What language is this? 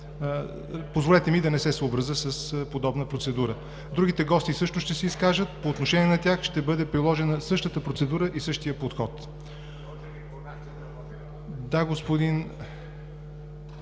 Bulgarian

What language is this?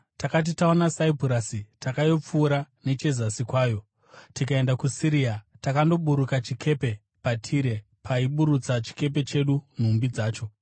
Shona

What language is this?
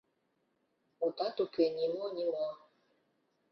Mari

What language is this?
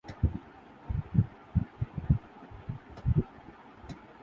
Urdu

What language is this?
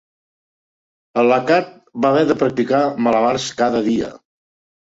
Catalan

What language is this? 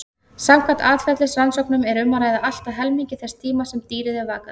Icelandic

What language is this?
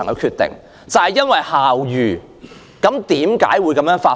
Cantonese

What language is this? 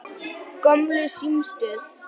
Icelandic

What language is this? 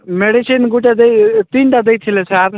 Odia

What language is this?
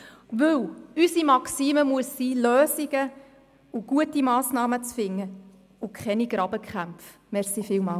Swiss German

